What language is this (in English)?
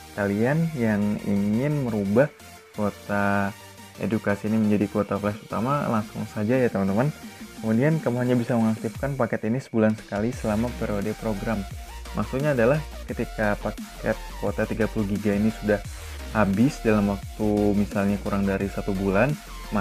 Indonesian